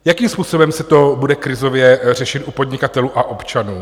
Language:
Czech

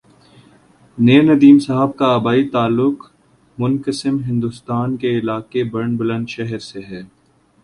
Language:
Urdu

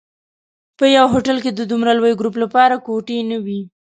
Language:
Pashto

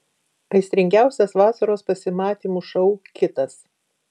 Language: Lithuanian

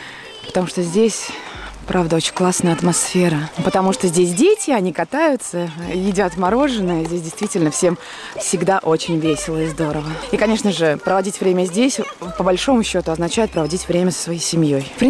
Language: Russian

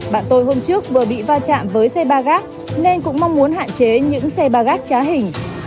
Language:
Vietnamese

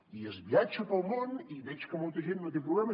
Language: Catalan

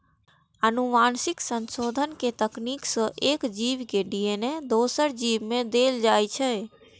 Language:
Maithili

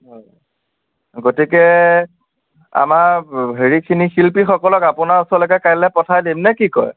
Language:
Assamese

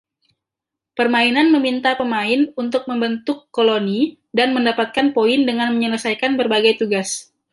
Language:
Indonesian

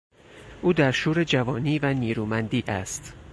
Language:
Persian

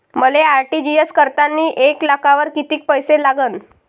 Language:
Marathi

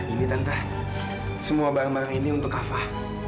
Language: Indonesian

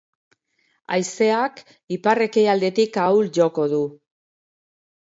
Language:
Basque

